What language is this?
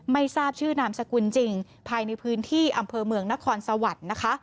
Thai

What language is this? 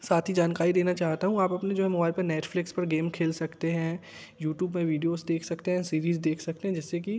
Hindi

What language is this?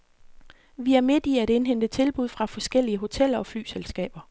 Danish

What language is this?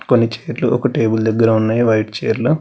Telugu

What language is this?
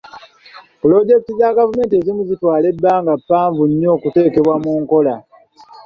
Ganda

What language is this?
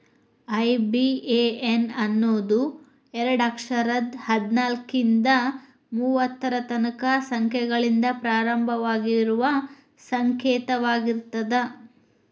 Kannada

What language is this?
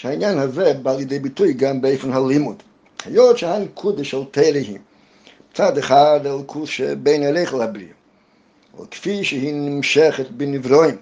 Hebrew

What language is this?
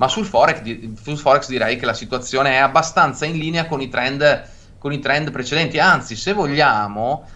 Italian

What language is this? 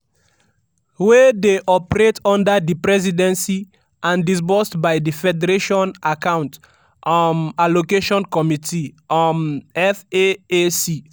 Nigerian Pidgin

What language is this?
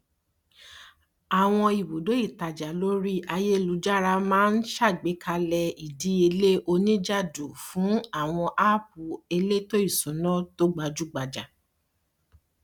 Yoruba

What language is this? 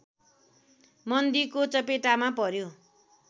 Nepali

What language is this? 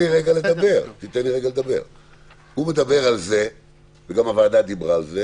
Hebrew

